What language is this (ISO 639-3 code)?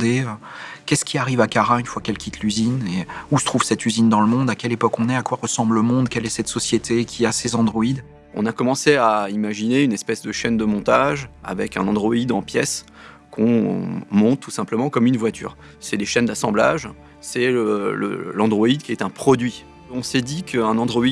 fra